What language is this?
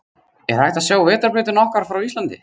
Icelandic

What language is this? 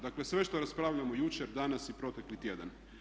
Croatian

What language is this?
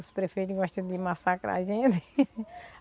Portuguese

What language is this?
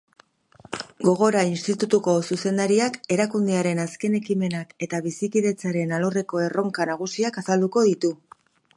Basque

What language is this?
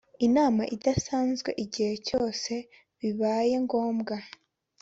Kinyarwanda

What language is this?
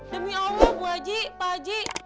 Indonesian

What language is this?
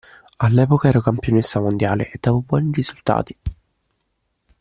Italian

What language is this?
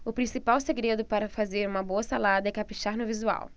Portuguese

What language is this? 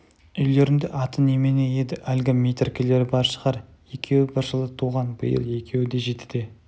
Kazakh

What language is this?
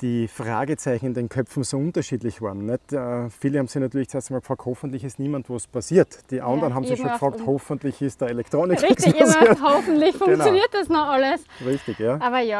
German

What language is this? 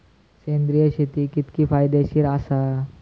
Marathi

